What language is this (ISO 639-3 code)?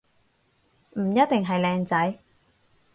yue